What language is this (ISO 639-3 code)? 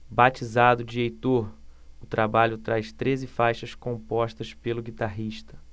por